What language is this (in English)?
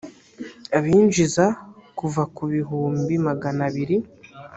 Kinyarwanda